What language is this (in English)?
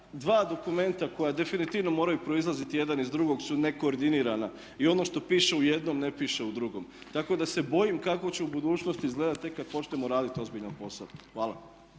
Croatian